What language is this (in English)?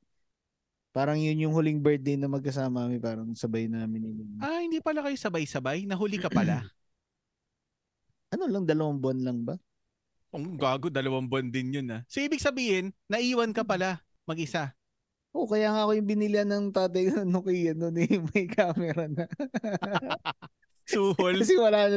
Filipino